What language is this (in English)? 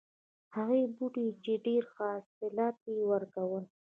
Pashto